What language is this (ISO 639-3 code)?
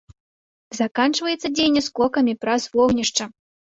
bel